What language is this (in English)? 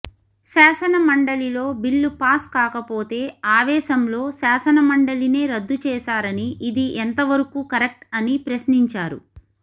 Telugu